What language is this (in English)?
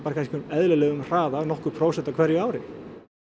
Icelandic